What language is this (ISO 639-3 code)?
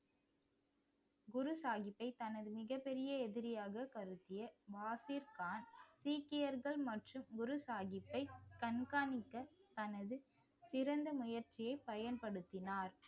tam